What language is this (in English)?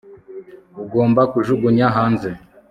Kinyarwanda